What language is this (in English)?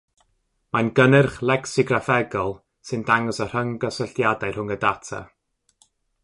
Welsh